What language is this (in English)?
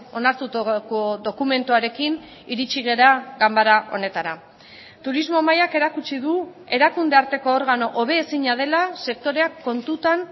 Basque